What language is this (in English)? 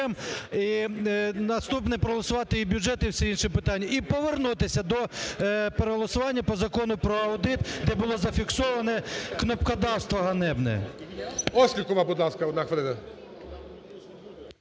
Ukrainian